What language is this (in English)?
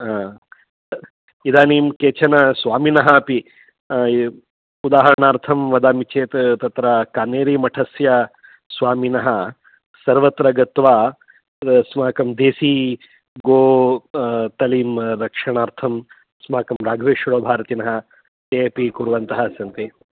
Sanskrit